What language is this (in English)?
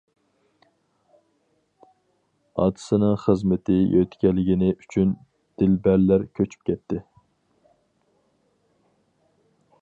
Uyghur